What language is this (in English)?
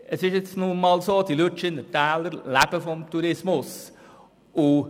Swiss German